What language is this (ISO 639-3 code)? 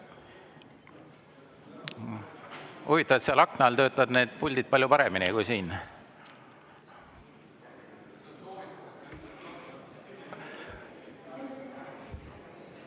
est